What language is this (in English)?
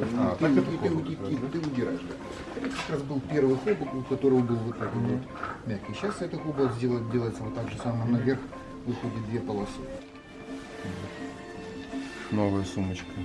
Russian